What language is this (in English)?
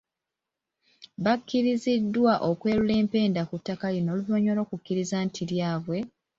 Ganda